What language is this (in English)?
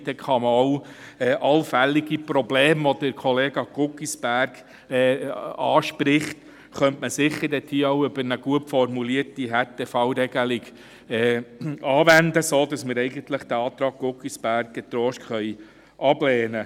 Swiss German